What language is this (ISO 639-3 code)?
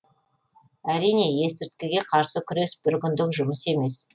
kaz